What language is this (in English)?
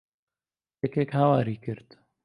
Central Kurdish